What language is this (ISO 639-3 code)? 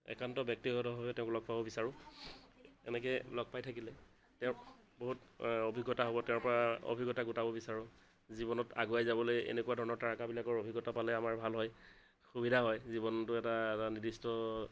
asm